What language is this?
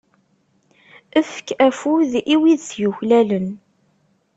Kabyle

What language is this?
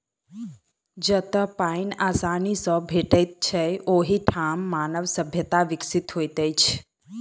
Maithili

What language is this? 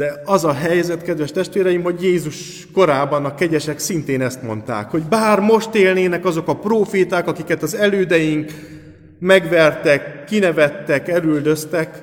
Hungarian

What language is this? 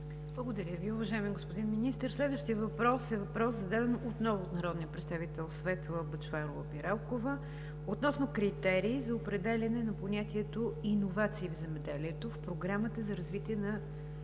Bulgarian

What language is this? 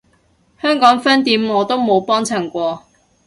Cantonese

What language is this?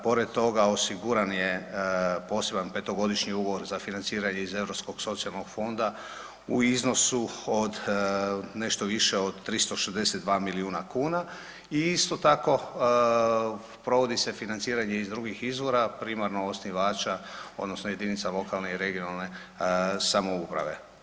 Croatian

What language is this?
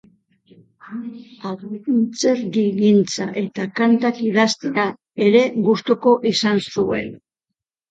Basque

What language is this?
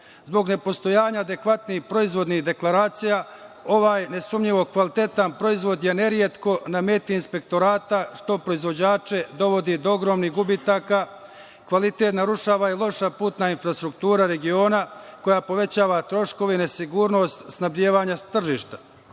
Serbian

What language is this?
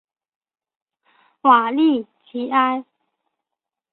Chinese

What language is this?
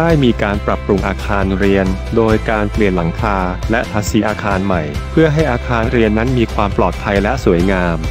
Thai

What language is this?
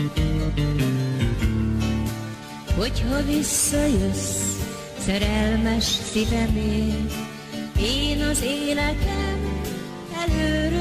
Hungarian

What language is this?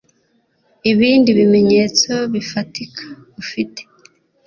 Kinyarwanda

